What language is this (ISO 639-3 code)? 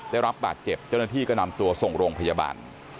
tha